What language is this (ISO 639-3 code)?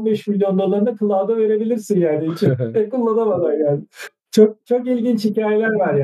tur